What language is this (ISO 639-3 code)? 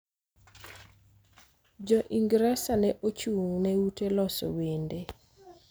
luo